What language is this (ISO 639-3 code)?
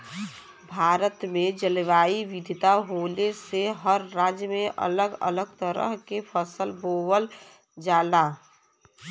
bho